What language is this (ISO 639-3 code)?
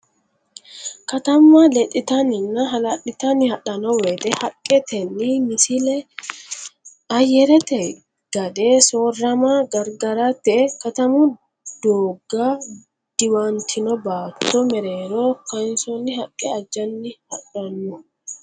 sid